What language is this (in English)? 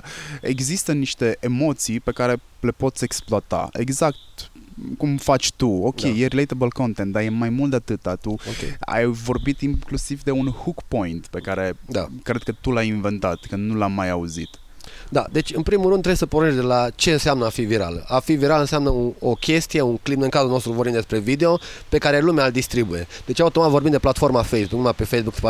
Romanian